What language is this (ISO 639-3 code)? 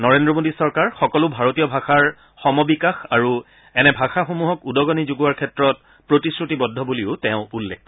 asm